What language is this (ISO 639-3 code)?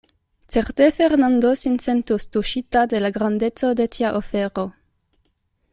epo